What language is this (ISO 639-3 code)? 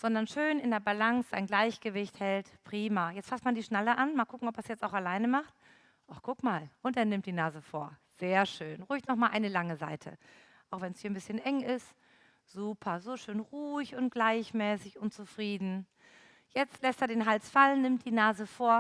deu